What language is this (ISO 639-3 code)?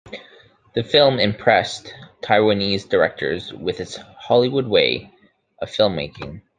eng